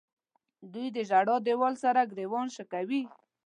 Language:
Pashto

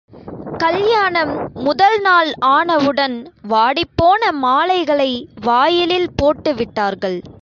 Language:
Tamil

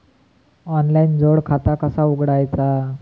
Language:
Marathi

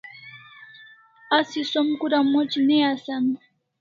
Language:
Kalasha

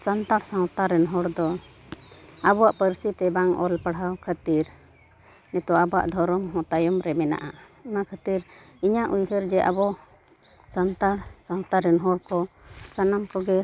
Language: Santali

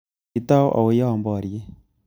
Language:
Kalenjin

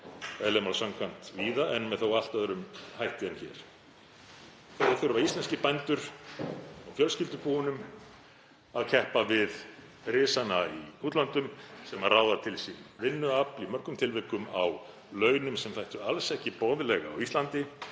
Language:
Icelandic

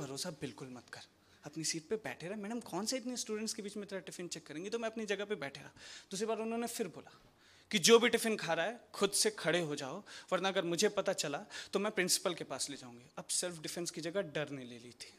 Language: Hindi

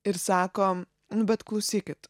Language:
Lithuanian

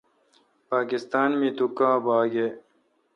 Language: Kalkoti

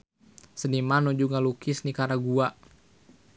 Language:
Sundanese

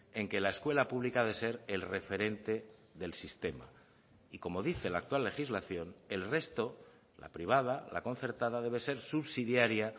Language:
Spanish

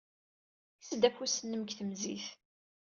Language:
Kabyle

